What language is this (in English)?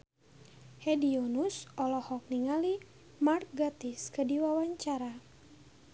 Sundanese